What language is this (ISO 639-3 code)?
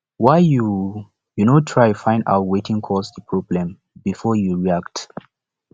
pcm